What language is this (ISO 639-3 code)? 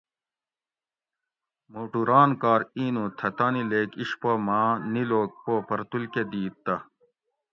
gwc